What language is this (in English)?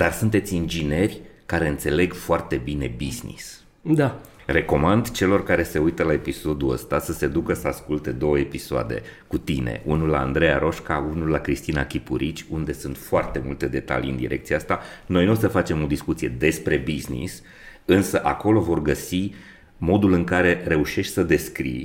Romanian